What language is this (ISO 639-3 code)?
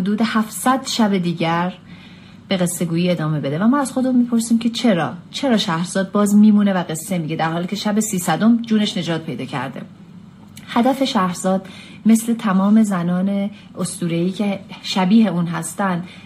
fas